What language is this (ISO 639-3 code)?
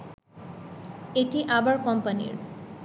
ben